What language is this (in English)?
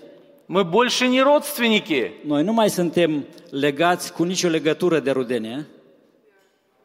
Romanian